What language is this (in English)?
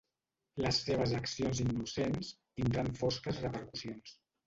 Catalan